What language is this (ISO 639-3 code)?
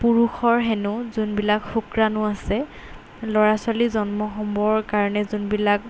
asm